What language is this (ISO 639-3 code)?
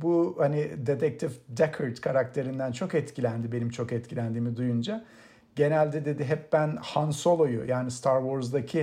tur